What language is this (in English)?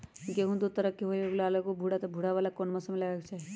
Magahi